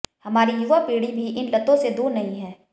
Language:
Hindi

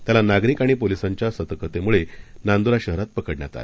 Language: Marathi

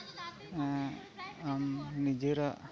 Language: Santali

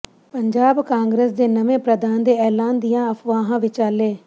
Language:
Punjabi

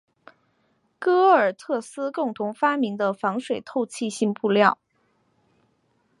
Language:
Chinese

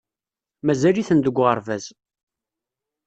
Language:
Kabyle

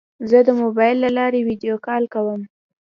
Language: Pashto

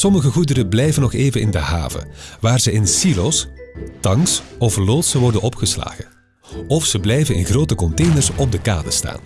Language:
Dutch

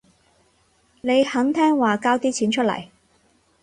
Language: Cantonese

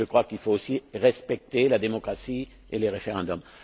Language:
French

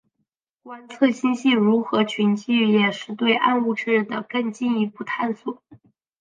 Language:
Chinese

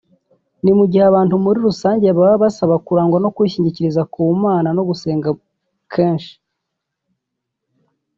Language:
Kinyarwanda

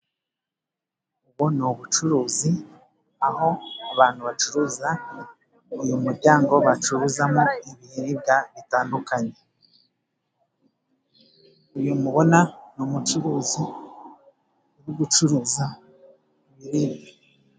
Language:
Kinyarwanda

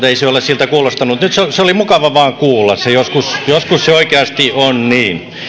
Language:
Finnish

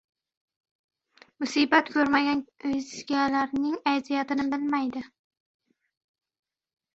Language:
Uzbek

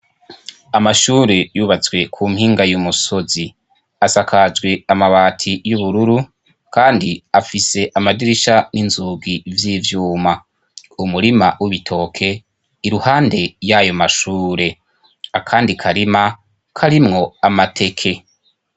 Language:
Rundi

